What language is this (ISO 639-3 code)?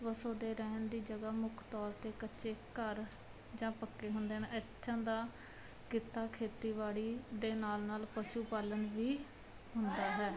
pan